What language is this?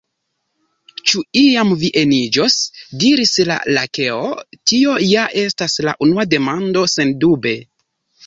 Esperanto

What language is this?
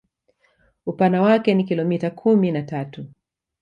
Swahili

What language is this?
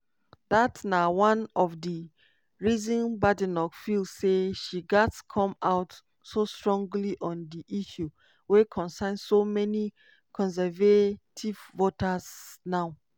Nigerian Pidgin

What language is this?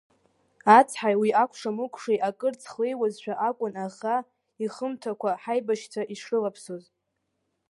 Abkhazian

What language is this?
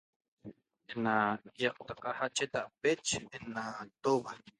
Toba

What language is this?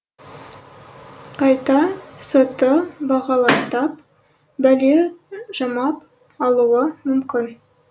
Kazakh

